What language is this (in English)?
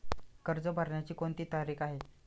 Marathi